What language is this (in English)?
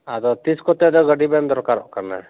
Santali